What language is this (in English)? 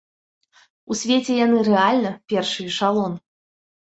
Belarusian